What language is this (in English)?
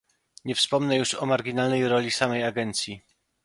Polish